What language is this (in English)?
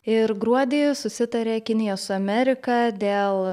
Lithuanian